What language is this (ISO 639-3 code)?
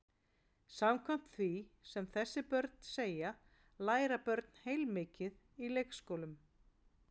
isl